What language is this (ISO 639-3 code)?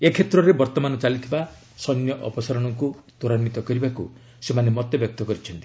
ori